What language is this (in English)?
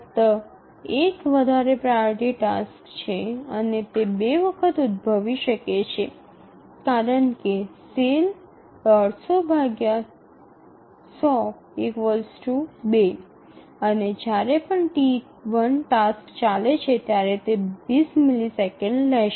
Gujarati